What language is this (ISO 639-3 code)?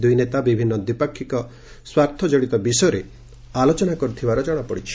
ori